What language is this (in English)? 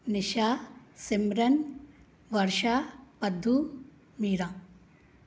Sindhi